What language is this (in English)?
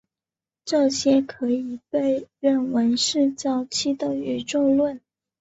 Chinese